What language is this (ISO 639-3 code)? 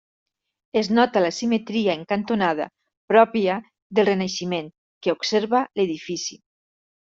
cat